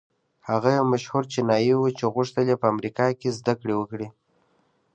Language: Pashto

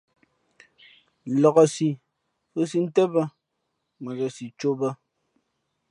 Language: Fe'fe'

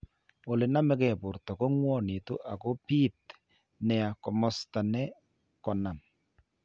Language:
Kalenjin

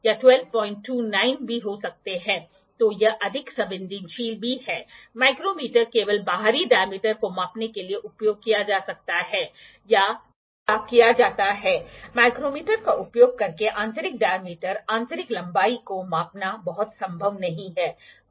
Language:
Hindi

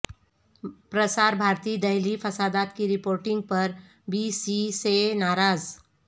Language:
Urdu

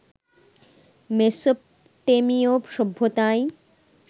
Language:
Bangla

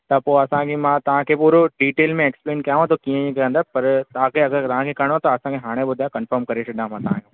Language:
Sindhi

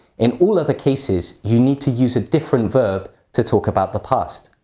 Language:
English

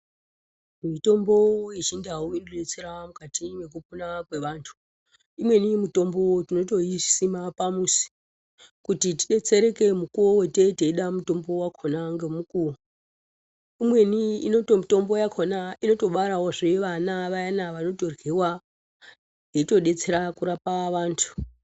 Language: Ndau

